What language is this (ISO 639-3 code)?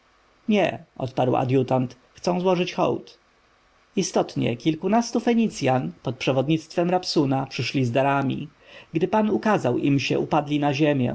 pol